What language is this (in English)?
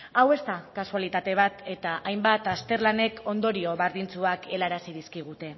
Basque